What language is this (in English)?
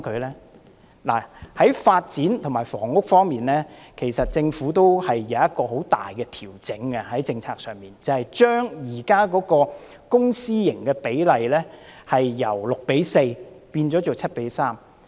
Cantonese